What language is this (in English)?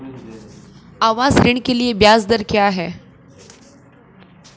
Hindi